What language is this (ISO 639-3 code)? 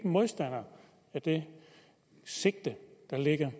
dan